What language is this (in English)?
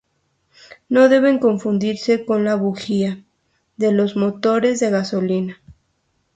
Spanish